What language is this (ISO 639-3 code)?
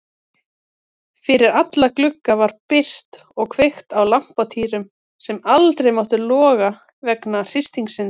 isl